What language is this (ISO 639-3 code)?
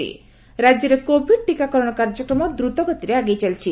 ori